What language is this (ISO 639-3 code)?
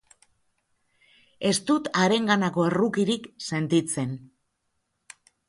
eus